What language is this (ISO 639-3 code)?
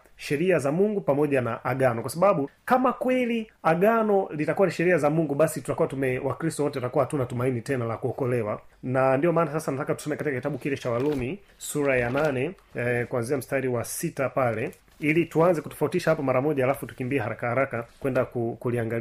swa